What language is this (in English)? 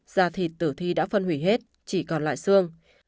Vietnamese